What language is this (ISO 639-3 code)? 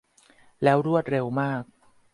tha